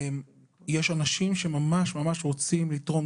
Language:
Hebrew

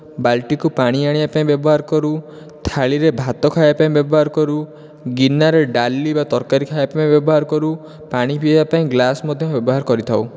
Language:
Odia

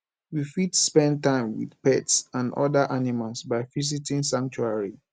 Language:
Nigerian Pidgin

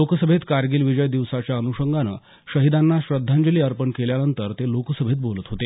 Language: Marathi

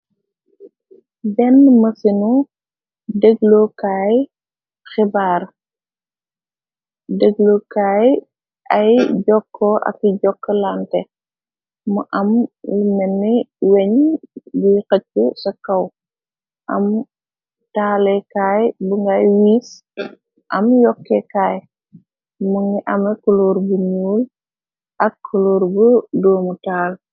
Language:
Wolof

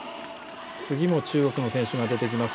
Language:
Japanese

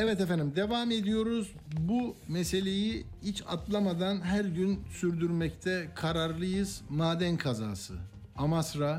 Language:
Turkish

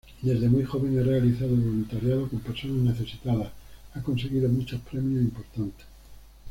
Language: Spanish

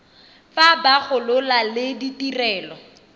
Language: Tswana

